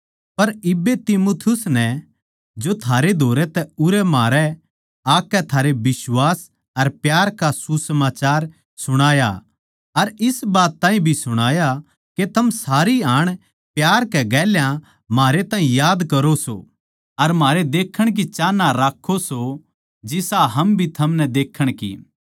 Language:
Haryanvi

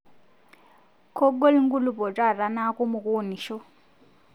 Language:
Masai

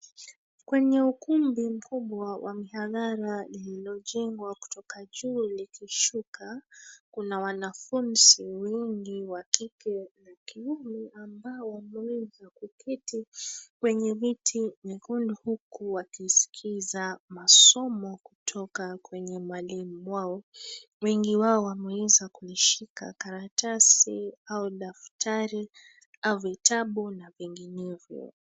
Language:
Swahili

